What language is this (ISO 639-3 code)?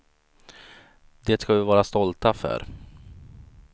swe